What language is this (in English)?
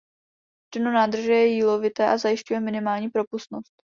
Czech